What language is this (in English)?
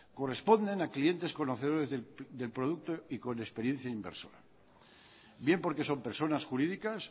Spanish